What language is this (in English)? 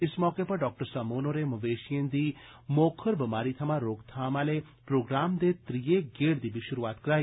Dogri